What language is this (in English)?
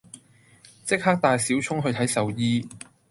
Cantonese